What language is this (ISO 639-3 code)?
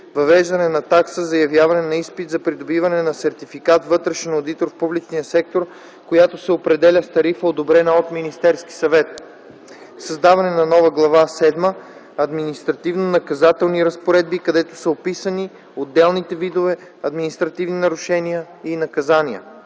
bul